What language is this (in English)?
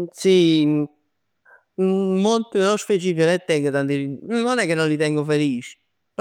Neapolitan